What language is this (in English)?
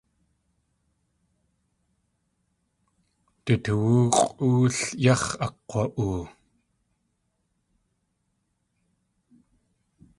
Tlingit